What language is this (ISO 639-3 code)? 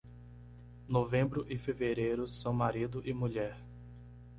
por